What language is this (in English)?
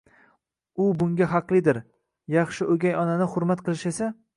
Uzbek